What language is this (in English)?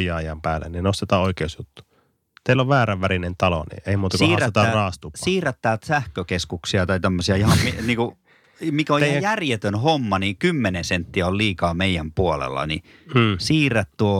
Finnish